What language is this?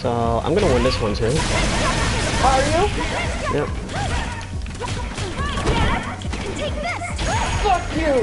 English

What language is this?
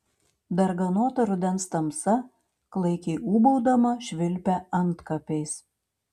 Lithuanian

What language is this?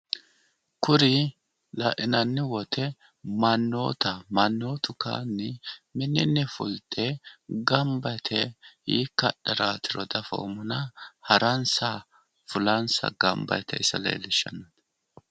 Sidamo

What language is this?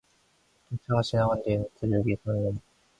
Korean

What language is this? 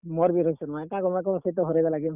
Odia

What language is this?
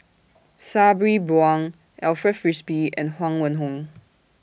English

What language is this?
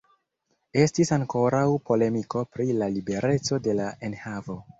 Esperanto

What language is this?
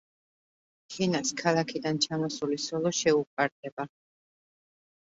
Georgian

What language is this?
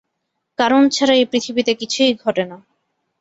Bangla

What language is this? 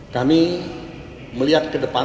Indonesian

